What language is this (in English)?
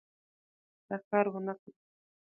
Pashto